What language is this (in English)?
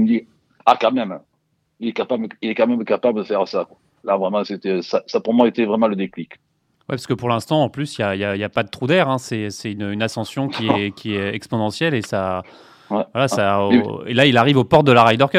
French